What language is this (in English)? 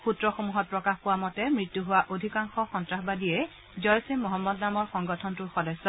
Assamese